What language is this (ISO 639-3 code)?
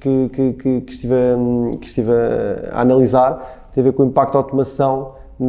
por